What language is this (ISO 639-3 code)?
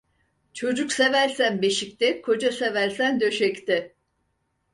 tur